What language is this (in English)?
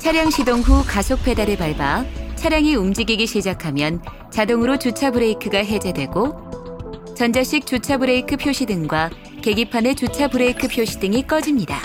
Korean